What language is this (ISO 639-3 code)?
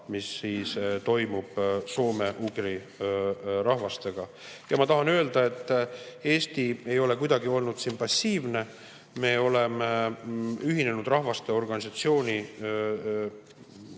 est